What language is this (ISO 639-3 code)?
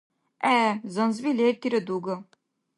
dar